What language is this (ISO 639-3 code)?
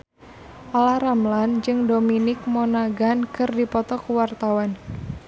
sun